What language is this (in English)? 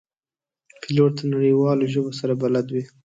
Pashto